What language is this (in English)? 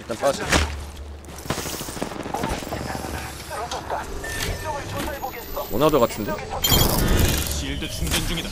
Korean